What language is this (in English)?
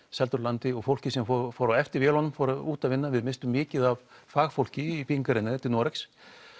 Icelandic